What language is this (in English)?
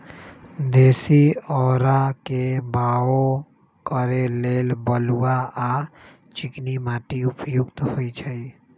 Magahi